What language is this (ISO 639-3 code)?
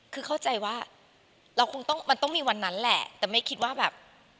tha